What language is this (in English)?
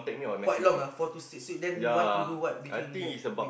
English